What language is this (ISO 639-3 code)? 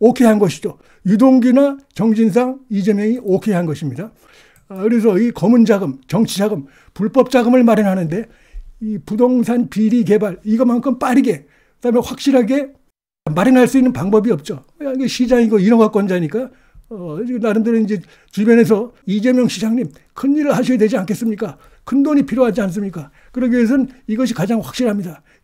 kor